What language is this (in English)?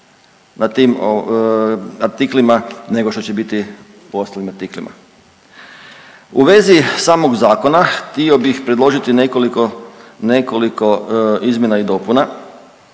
Croatian